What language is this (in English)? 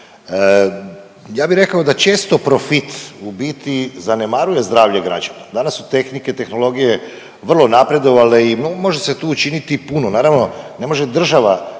Croatian